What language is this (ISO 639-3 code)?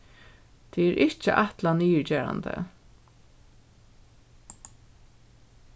fao